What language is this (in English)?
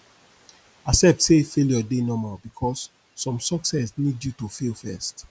Nigerian Pidgin